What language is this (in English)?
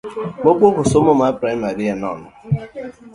Luo (Kenya and Tanzania)